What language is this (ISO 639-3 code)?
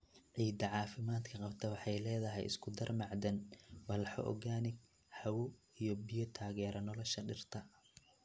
som